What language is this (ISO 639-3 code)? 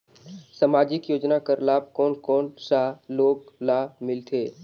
hne